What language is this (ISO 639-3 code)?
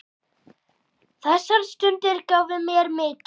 isl